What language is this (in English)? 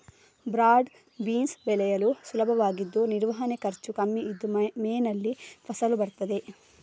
Kannada